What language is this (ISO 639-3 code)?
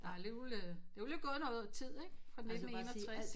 dan